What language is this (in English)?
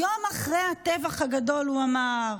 Hebrew